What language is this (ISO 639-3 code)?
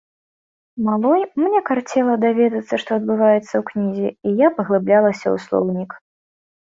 bel